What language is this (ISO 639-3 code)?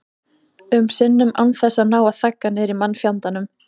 isl